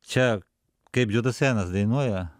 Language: Lithuanian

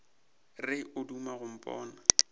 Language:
Northern Sotho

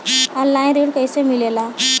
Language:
Bhojpuri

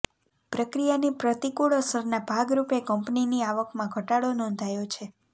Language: Gujarati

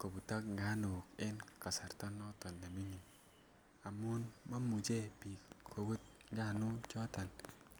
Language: Kalenjin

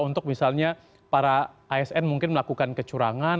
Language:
Indonesian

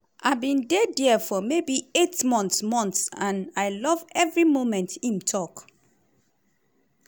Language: Nigerian Pidgin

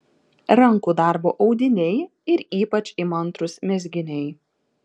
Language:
Lithuanian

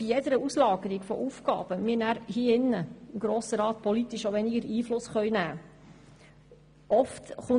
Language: Swiss German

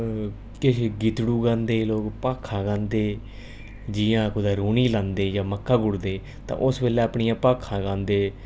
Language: Dogri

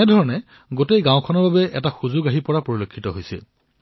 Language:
Assamese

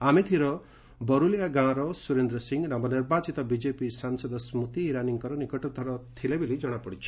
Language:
Odia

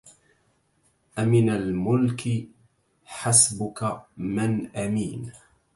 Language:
Arabic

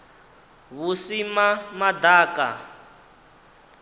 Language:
Venda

